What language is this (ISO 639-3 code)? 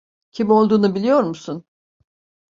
tur